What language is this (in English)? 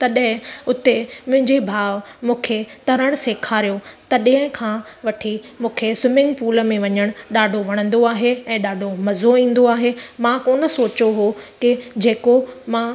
Sindhi